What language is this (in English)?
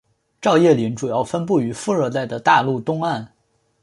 Chinese